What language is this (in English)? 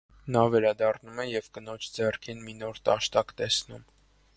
Armenian